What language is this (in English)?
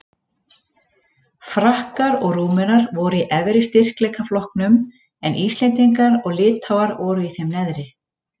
Icelandic